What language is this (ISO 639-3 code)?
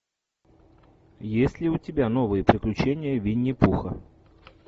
rus